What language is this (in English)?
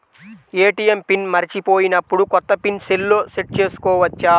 Telugu